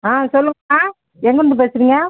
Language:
Tamil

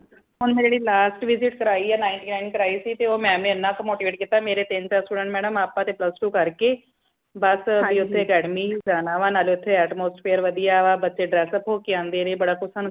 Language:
Punjabi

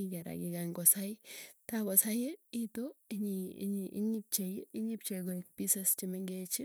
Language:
Tugen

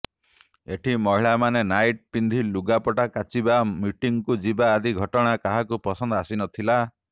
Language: Odia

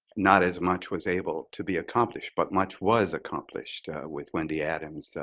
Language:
English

